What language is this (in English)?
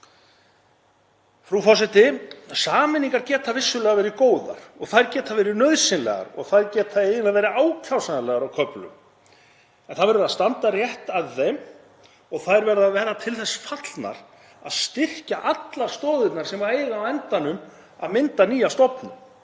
Icelandic